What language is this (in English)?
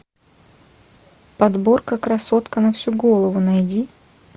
Russian